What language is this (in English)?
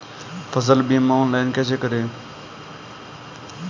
Hindi